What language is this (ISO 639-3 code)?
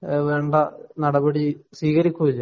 mal